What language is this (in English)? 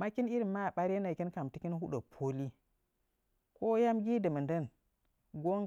Nzanyi